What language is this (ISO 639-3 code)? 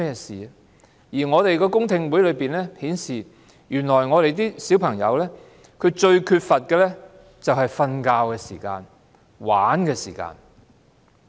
yue